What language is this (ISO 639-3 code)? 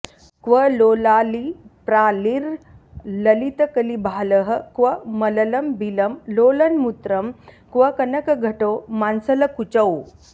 san